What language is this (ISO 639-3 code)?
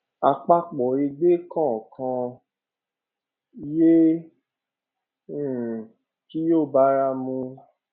yor